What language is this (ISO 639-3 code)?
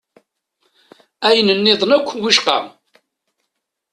kab